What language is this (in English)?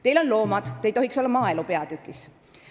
Estonian